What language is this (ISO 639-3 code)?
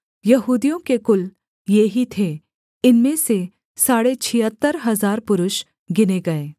hin